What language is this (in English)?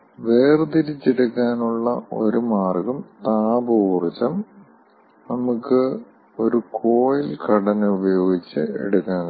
Malayalam